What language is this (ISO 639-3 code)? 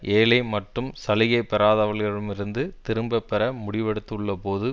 tam